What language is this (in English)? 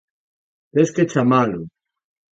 Galician